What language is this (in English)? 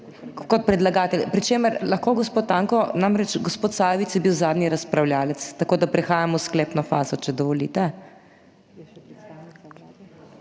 Slovenian